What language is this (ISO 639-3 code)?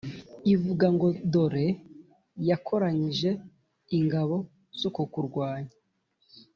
kin